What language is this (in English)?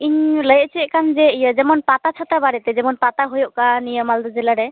Santali